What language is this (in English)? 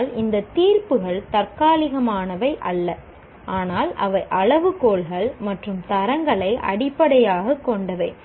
Tamil